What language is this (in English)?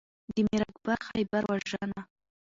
Pashto